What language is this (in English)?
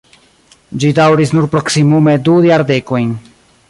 Esperanto